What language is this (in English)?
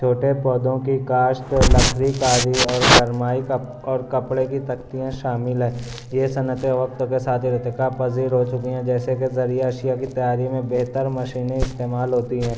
Urdu